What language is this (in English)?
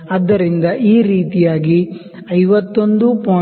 Kannada